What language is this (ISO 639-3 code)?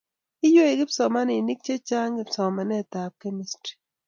kln